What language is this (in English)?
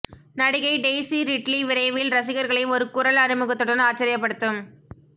Tamil